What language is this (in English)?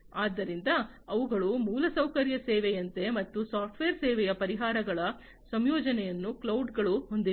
Kannada